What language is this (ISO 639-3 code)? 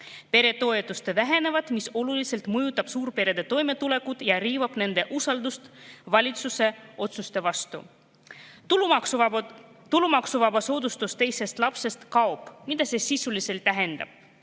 est